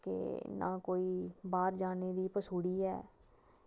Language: Dogri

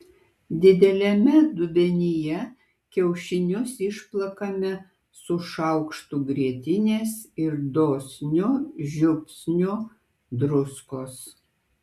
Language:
Lithuanian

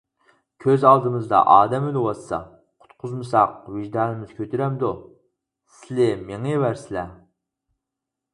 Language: Uyghur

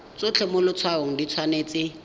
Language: Tswana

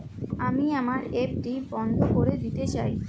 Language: Bangla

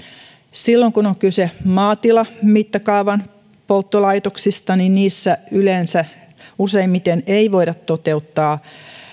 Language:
Finnish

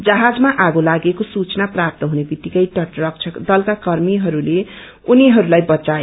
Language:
Nepali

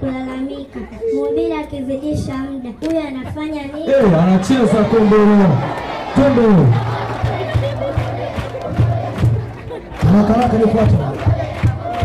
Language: Swahili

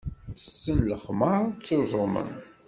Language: Kabyle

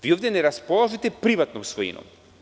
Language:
Serbian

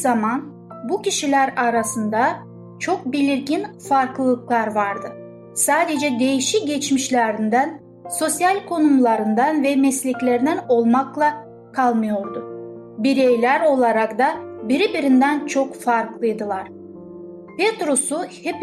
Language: Turkish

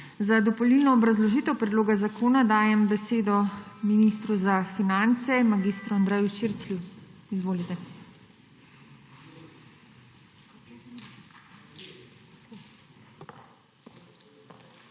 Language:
Slovenian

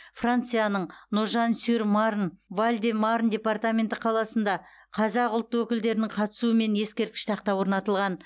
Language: Kazakh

